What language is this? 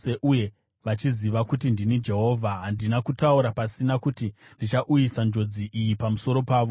Shona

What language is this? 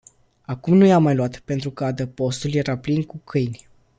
Romanian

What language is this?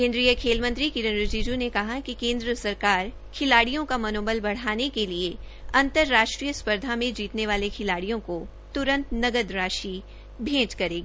Hindi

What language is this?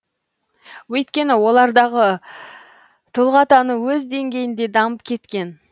Kazakh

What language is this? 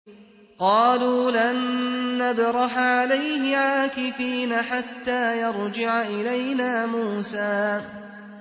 Arabic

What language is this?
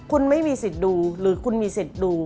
Thai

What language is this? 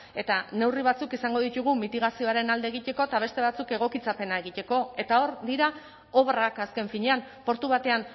Basque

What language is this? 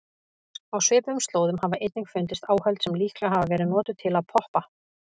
Icelandic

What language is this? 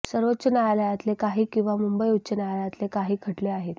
Marathi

